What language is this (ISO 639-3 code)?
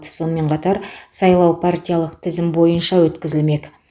kaz